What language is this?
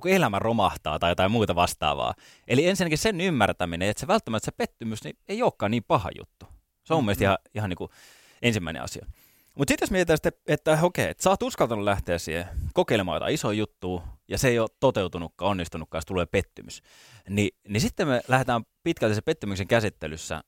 Finnish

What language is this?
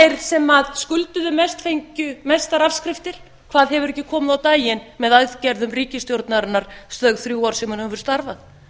Icelandic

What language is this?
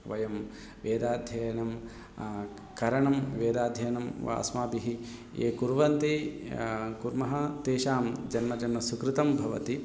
Sanskrit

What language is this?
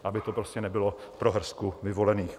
Czech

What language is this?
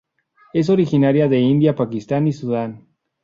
Spanish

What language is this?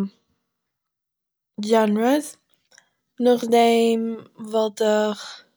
Yiddish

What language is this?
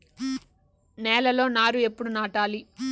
Telugu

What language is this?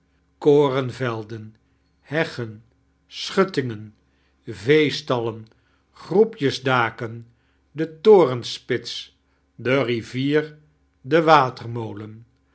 Dutch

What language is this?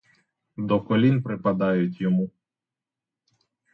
Ukrainian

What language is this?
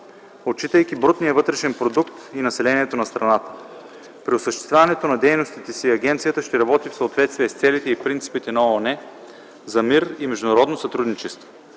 Bulgarian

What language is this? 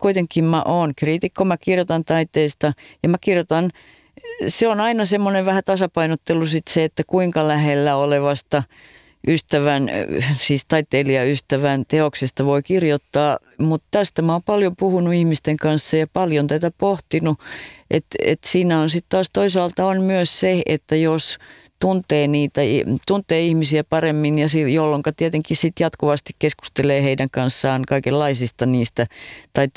Finnish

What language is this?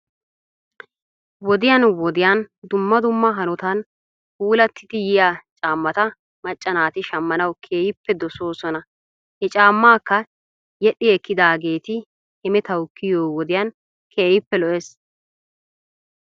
Wolaytta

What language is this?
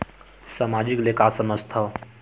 Chhattisgarhi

